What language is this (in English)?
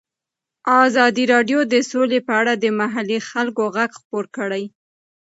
Pashto